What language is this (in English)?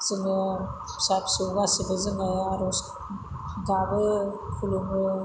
Bodo